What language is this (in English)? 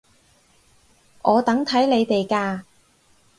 Cantonese